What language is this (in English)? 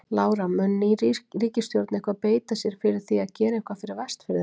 Icelandic